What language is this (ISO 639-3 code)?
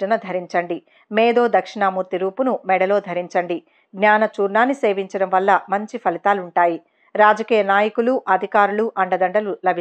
tel